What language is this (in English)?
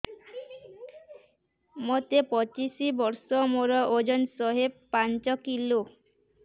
Odia